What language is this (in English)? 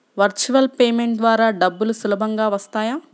Telugu